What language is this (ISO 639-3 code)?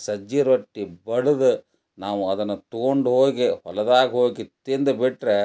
kan